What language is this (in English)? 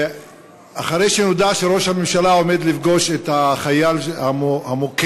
Hebrew